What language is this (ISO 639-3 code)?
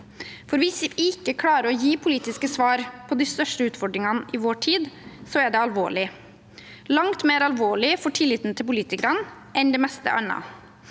nor